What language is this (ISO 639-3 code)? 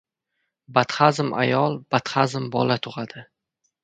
uzb